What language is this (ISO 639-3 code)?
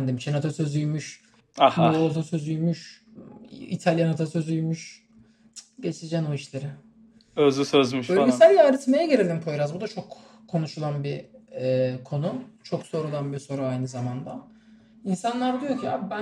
tur